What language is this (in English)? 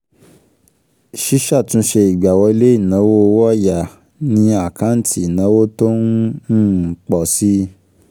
Yoruba